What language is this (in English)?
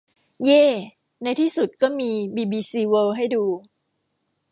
Thai